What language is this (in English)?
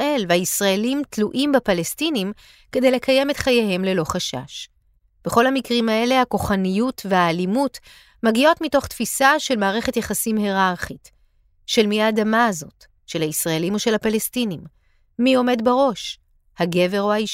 Hebrew